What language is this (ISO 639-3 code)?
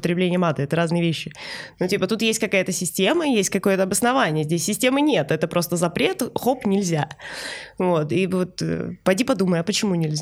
rus